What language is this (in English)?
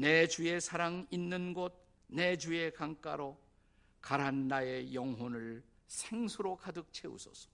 Korean